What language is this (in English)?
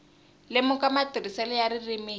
Tsonga